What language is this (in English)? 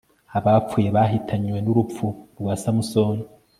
Kinyarwanda